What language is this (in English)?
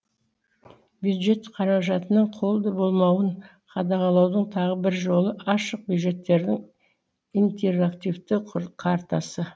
Kazakh